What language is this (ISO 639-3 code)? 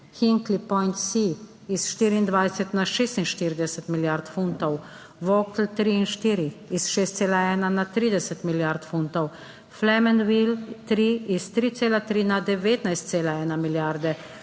slv